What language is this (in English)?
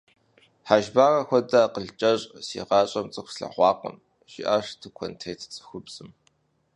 Kabardian